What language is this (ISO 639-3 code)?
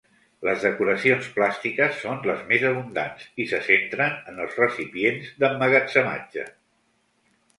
cat